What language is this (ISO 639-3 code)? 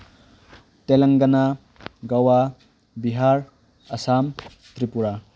mni